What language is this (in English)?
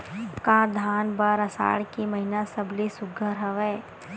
Chhattisgarhi